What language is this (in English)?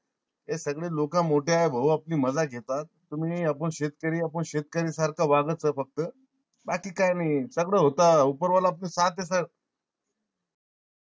Marathi